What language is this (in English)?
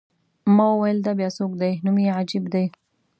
Pashto